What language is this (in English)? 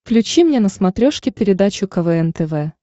Russian